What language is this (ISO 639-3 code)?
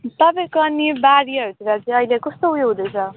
nep